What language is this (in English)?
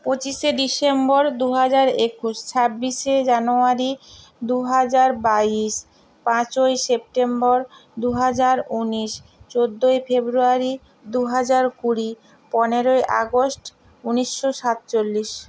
Bangla